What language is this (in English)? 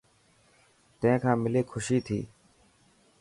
Dhatki